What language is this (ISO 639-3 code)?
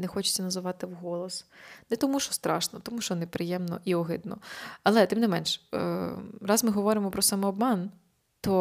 ukr